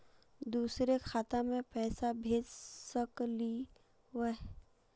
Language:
Magahi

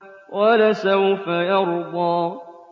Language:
Arabic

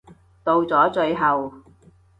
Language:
Cantonese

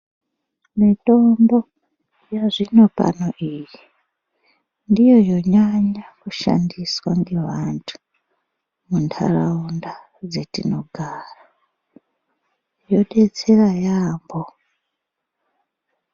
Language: Ndau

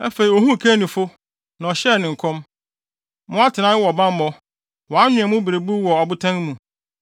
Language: Akan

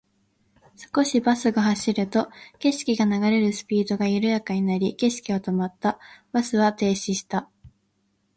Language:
Japanese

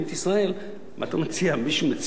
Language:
Hebrew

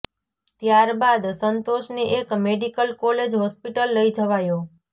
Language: Gujarati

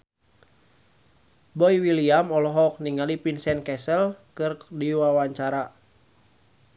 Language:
Sundanese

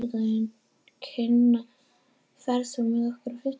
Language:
Icelandic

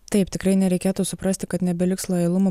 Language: Lithuanian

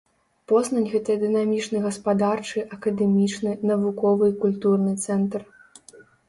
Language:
Belarusian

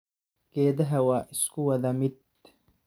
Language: Somali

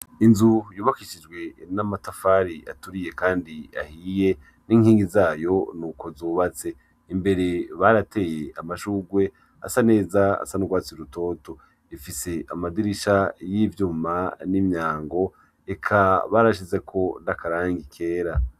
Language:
Rundi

